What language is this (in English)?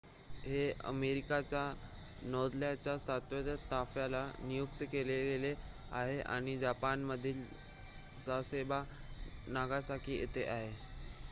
Marathi